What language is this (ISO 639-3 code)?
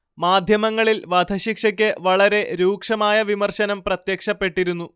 mal